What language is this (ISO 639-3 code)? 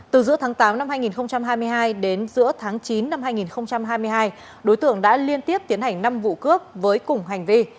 vie